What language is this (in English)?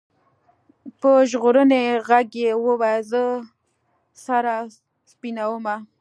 Pashto